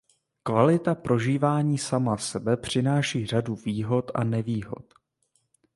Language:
Czech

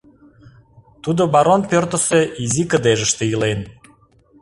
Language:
Mari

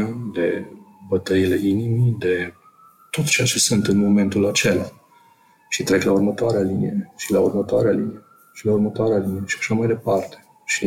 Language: Romanian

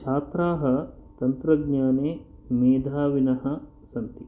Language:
Sanskrit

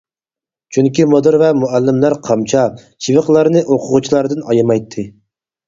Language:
Uyghur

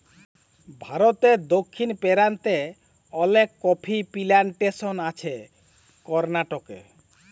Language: Bangla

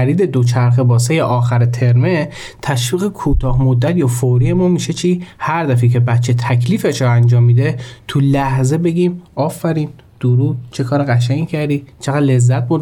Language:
Persian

